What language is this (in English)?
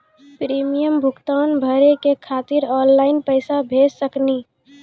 Maithili